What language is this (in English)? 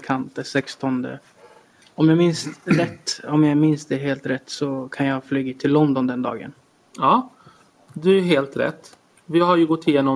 Swedish